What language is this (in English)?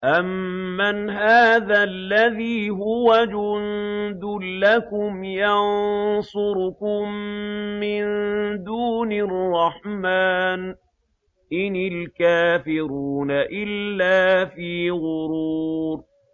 Arabic